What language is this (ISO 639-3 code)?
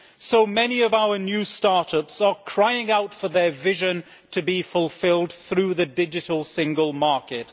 eng